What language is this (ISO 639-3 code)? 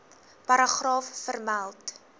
afr